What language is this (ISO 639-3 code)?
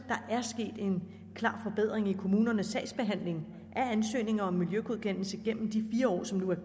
dan